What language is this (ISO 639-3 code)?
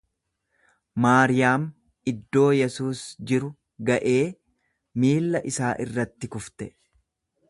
orm